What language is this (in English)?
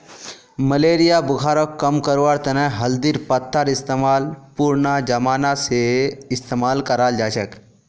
Magahi